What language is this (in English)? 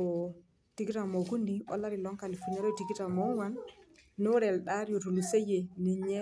Masai